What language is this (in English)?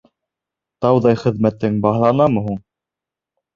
Bashkir